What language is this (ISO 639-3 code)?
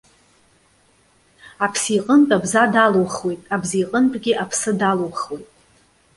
abk